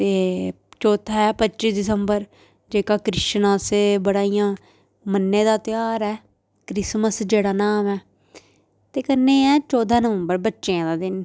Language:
Dogri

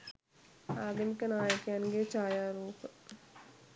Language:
Sinhala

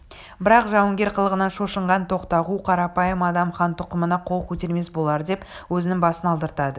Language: Kazakh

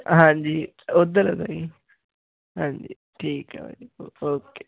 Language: Punjabi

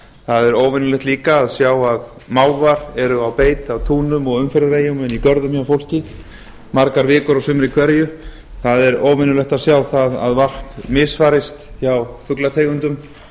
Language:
Icelandic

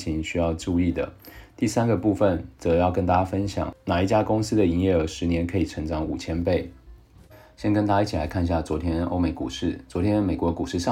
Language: Chinese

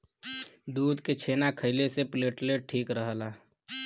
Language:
Bhojpuri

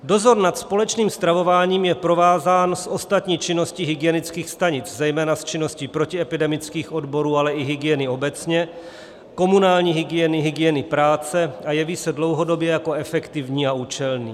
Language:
Czech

